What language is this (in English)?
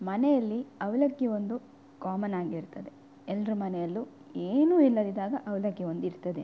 Kannada